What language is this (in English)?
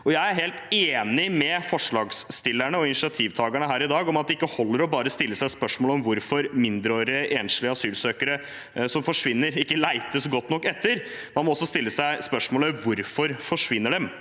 Norwegian